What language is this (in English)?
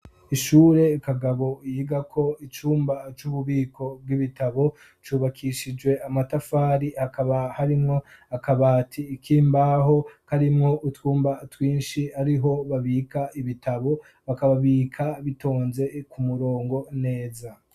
Rundi